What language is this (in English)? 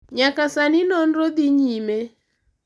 Luo (Kenya and Tanzania)